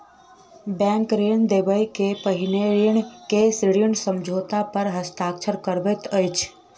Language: Maithili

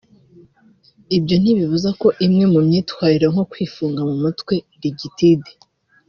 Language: Kinyarwanda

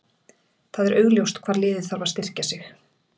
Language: Icelandic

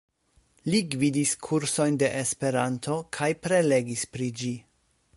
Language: Esperanto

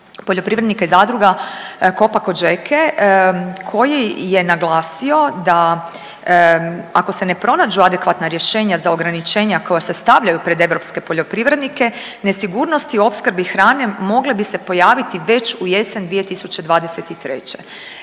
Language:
Croatian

